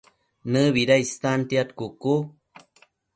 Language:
Matsés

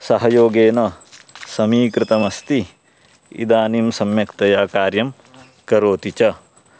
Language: Sanskrit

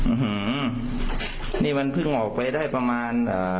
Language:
Thai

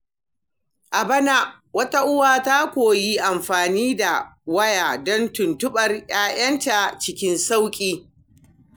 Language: Hausa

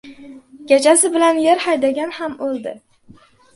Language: Uzbek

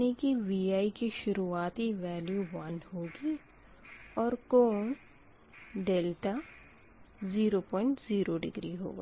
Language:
Hindi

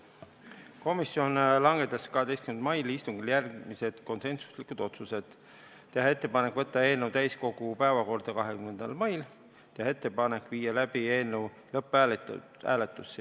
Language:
Estonian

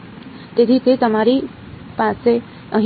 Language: Gujarati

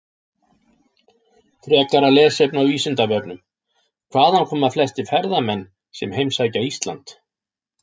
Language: Icelandic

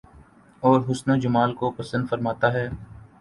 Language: Urdu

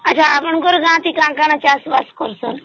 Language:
Odia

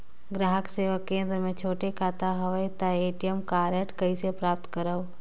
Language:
Chhattisgarhi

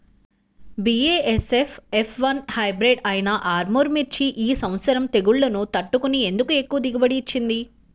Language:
Telugu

